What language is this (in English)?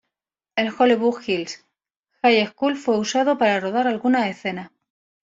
Spanish